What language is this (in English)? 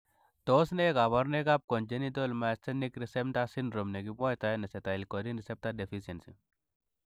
Kalenjin